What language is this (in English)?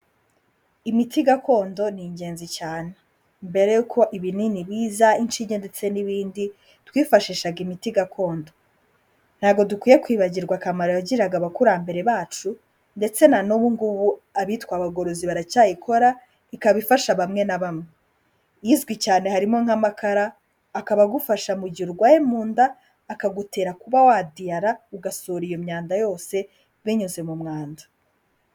Kinyarwanda